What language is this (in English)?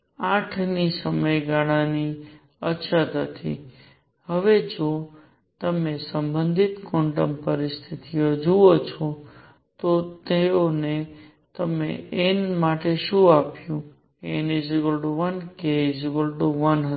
Gujarati